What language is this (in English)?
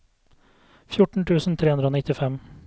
Norwegian